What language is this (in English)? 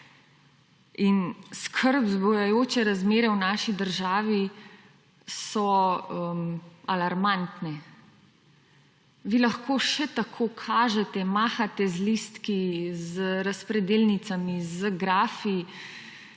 Slovenian